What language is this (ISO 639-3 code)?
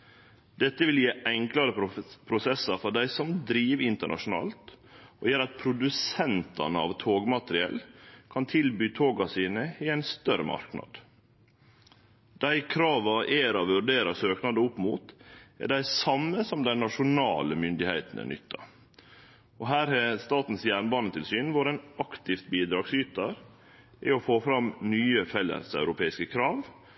nno